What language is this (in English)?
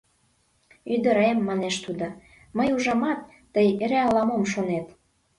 Mari